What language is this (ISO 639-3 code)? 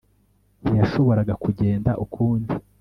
kin